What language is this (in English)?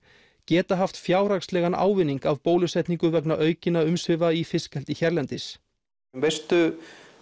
Icelandic